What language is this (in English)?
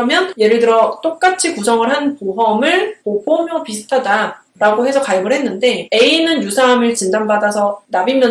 Korean